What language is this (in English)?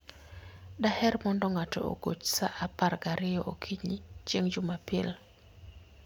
Luo (Kenya and Tanzania)